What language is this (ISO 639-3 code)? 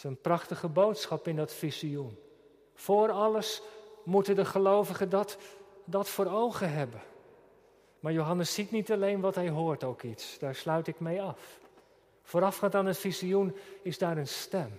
nld